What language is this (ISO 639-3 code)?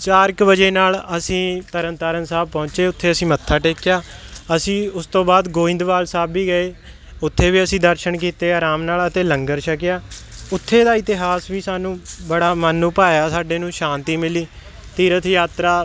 pan